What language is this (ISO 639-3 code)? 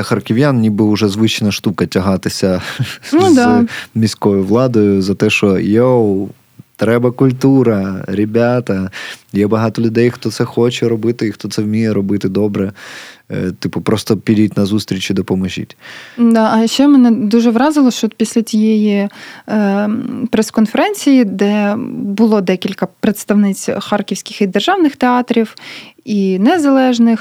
ukr